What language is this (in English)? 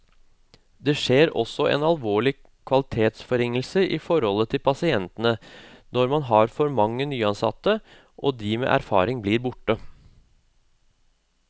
Norwegian